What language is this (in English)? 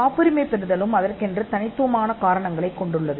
Tamil